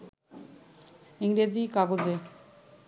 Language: Bangla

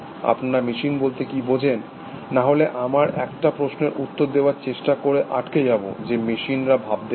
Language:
Bangla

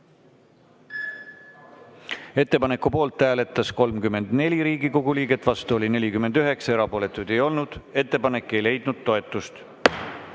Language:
Estonian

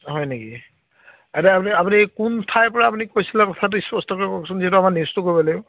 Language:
Assamese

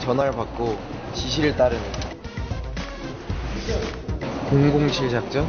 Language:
Korean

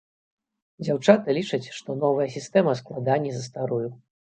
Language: Belarusian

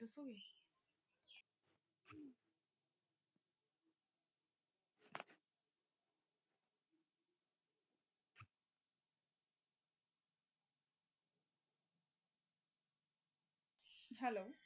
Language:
Punjabi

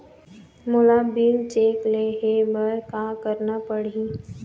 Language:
Chhattisgarhi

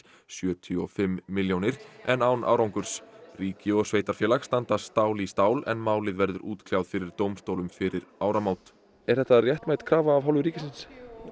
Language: Icelandic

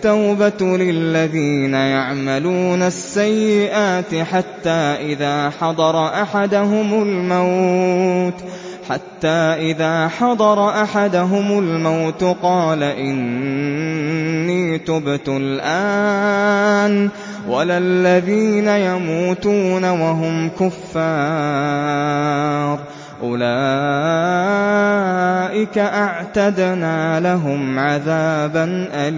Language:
Arabic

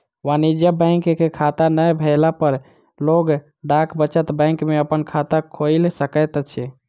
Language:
Maithili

